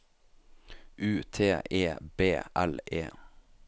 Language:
Norwegian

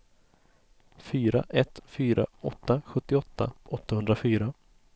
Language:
Swedish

